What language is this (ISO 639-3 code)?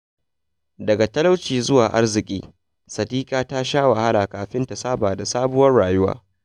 hau